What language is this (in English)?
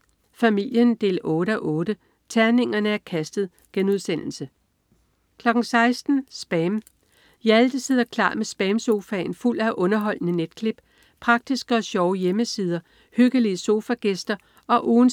Danish